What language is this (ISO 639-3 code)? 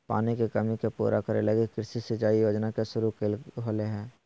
mag